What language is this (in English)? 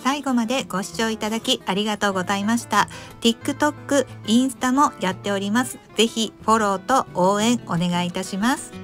Japanese